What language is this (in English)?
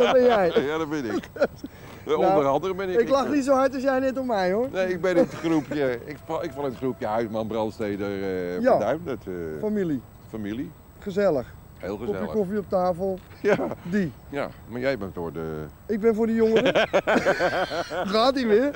Dutch